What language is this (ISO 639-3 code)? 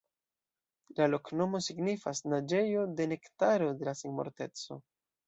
epo